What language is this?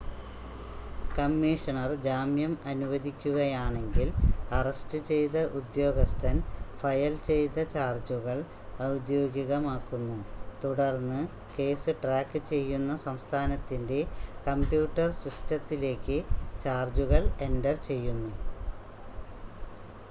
Malayalam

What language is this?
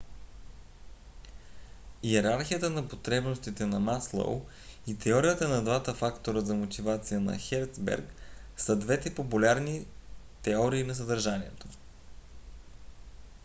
Bulgarian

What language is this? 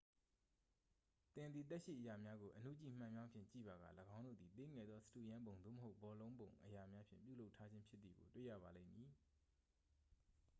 Burmese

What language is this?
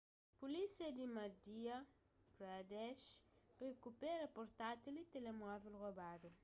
Kabuverdianu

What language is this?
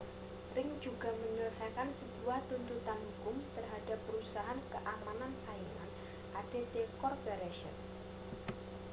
Indonesian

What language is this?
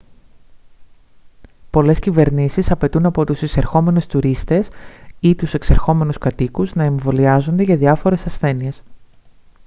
Greek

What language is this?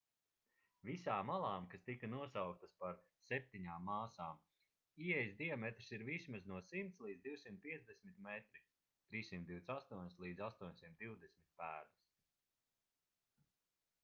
Latvian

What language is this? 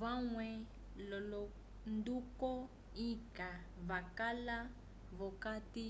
Umbundu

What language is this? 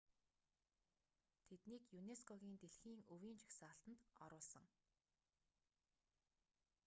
Mongolian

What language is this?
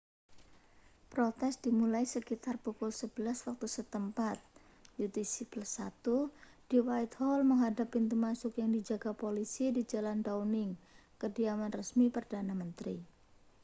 Indonesian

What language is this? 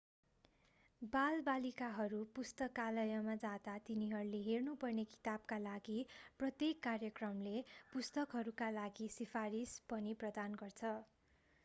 Nepali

